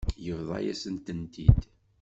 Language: Kabyle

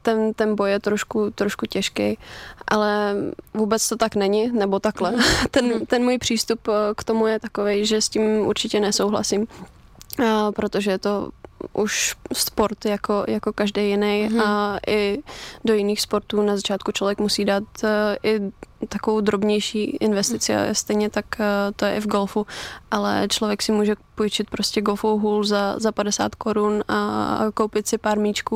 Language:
Czech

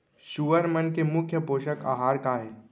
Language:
Chhattisgarhi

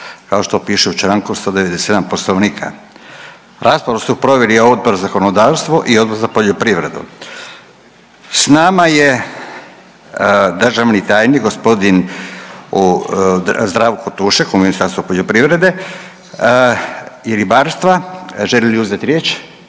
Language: Croatian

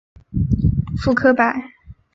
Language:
Chinese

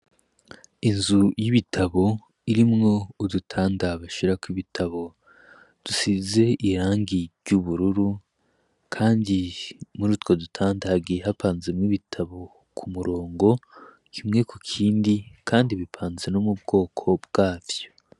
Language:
Rundi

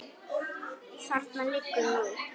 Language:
Icelandic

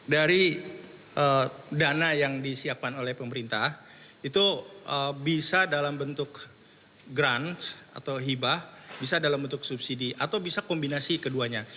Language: Indonesian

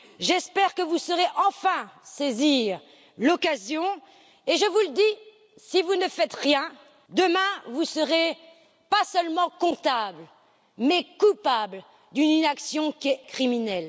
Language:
French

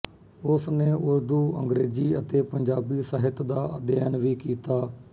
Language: Punjabi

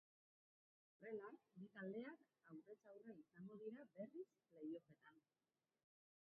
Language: Basque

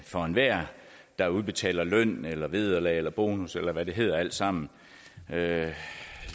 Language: Danish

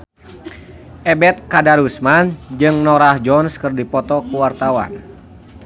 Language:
Sundanese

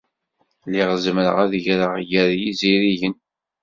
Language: Kabyle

